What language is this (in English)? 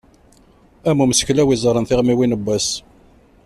Kabyle